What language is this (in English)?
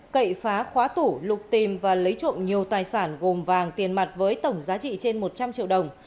Vietnamese